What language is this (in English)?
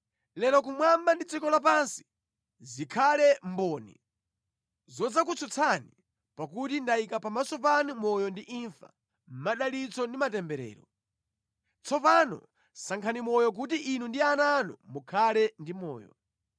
Nyanja